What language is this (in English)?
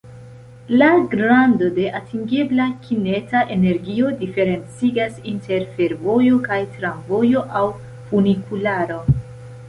Esperanto